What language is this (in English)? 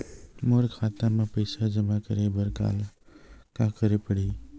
Chhattisgarhi